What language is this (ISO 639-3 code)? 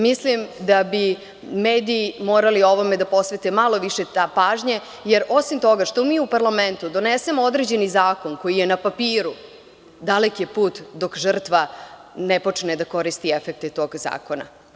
srp